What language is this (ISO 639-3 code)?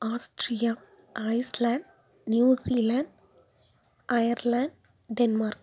tam